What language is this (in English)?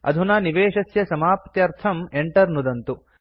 Sanskrit